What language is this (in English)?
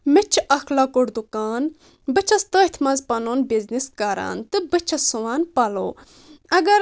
Kashmiri